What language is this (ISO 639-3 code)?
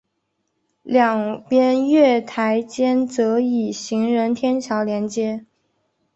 zho